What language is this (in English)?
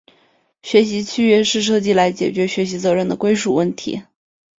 Chinese